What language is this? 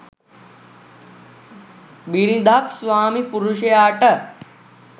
Sinhala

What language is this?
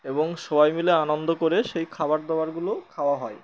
Bangla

